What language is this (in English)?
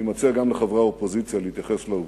Hebrew